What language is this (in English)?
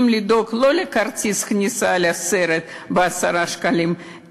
Hebrew